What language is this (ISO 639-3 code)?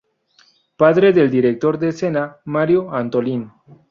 spa